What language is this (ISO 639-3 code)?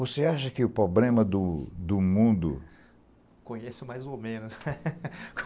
por